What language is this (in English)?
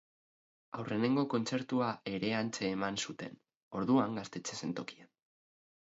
Basque